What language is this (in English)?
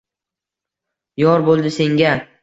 Uzbek